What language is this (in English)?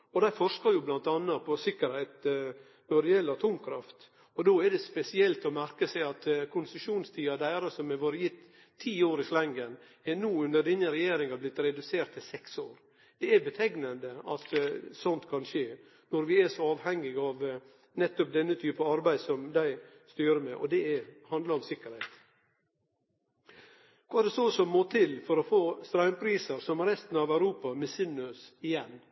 Norwegian Nynorsk